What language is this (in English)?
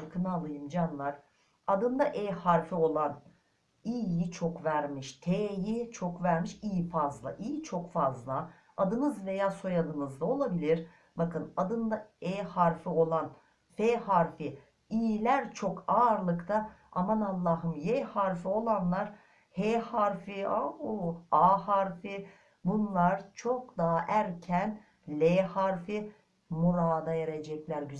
Turkish